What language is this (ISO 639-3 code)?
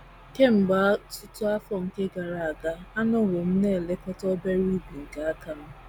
ibo